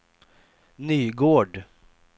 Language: Swedish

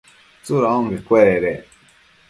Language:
Matsés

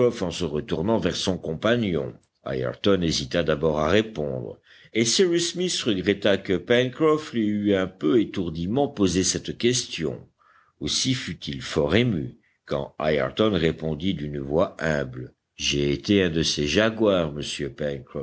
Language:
French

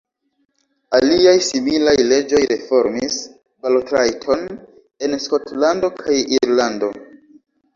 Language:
Esperanto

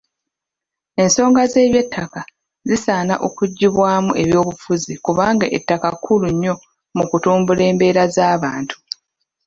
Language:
Ganda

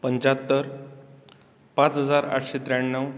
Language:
Konkani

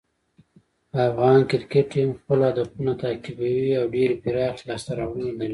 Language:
Pashto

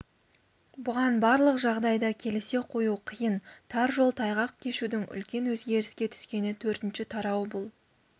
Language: Kazakh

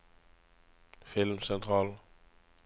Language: Norwegian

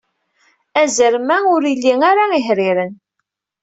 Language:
Kabyle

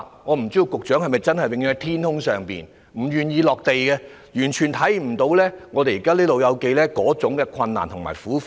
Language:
Cantonese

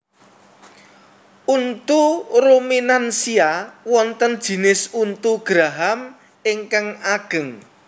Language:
Javanese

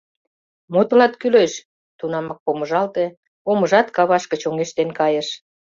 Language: Mari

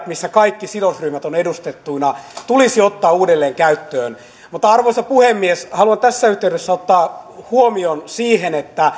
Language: Finnish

